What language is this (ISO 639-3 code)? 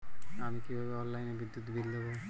ben